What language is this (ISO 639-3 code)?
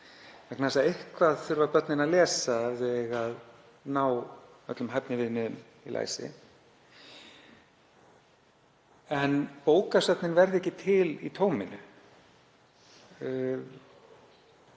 isl